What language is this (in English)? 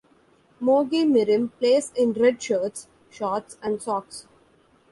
English